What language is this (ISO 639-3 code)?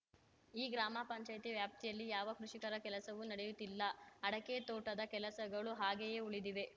kan